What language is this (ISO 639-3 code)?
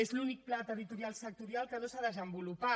cat